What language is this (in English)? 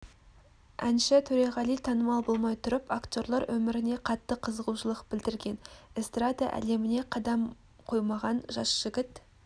Kazakh